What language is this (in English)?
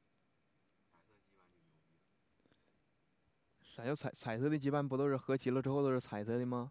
Chinese